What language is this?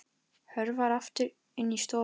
Icelandic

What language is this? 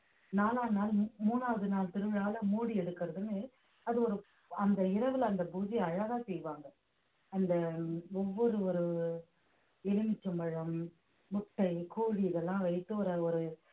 Tamil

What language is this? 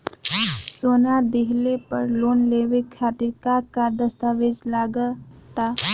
Bhojpuri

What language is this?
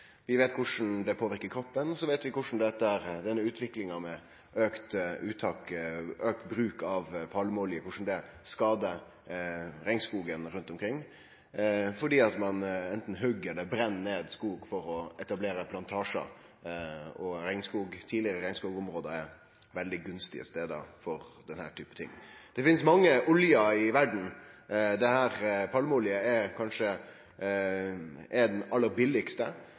Norwegian Nynorsk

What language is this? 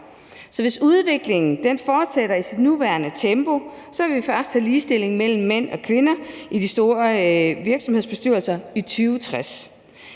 Danish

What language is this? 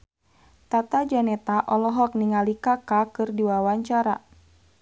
Sundanese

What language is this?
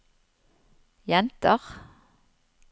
Norwegian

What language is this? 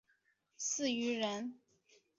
Chinese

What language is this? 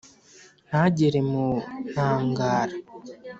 Kinyarwanda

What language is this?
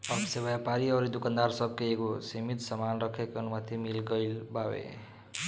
Bhojpuri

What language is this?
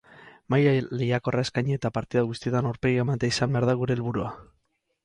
Basque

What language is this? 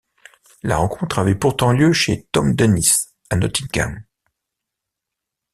French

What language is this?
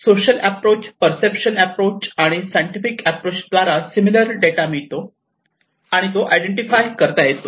Marathi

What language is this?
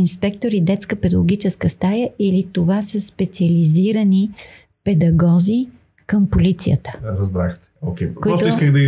Bulgarian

